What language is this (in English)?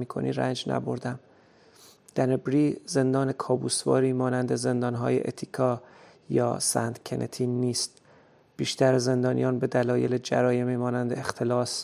Persian